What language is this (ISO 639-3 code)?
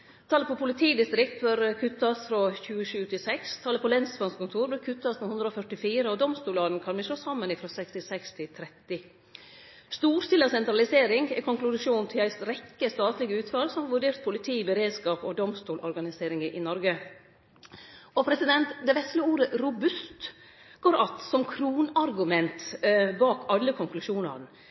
nno